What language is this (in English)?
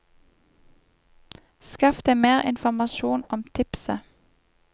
Norwegian